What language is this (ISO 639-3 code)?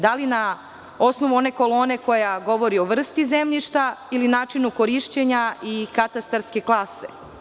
srp